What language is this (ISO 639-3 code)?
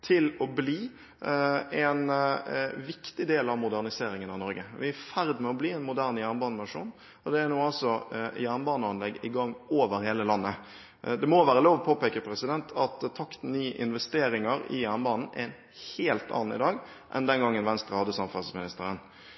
nob